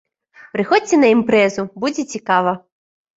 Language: Belarusian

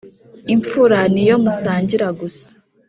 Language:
Kinyarwanda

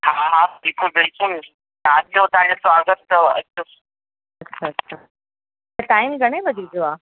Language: Sindhi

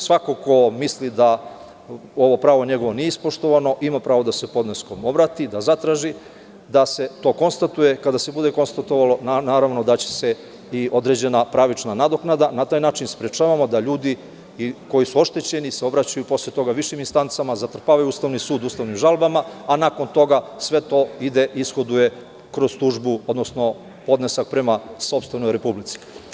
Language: Serbian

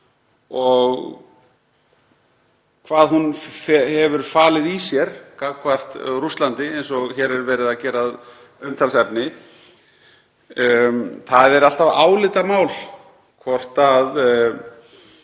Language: Icelandic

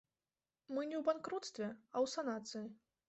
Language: Belarusian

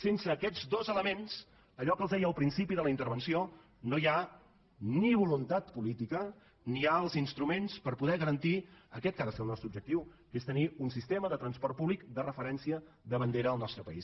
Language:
Catalan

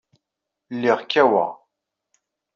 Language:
Kabyle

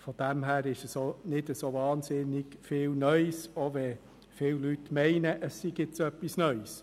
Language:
Swiss German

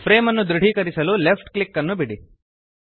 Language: Kannada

